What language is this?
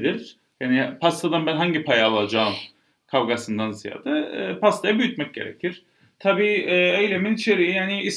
Turkish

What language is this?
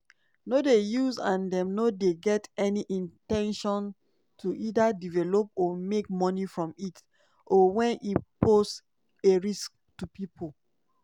Nigerian Pidgin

